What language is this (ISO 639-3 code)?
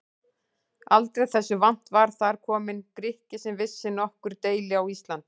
isl